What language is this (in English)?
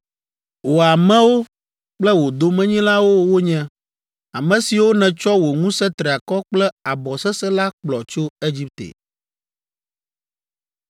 Ewe